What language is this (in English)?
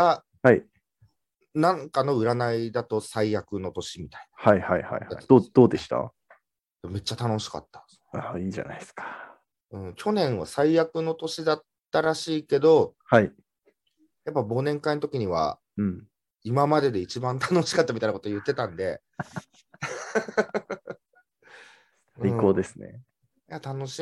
Japanese